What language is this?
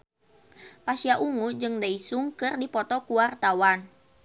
Sundanese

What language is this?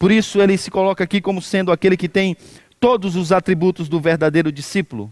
Portuguese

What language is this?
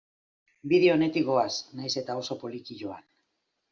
Basque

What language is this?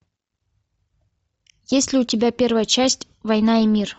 Russian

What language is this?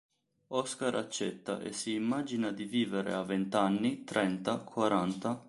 Italian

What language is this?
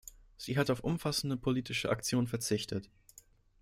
German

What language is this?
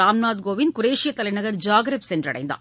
Tamil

